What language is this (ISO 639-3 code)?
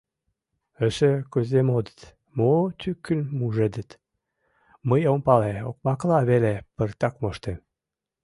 chm